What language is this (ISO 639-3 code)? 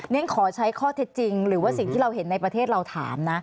tha